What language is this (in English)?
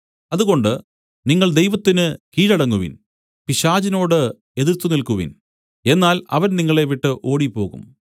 Malayalam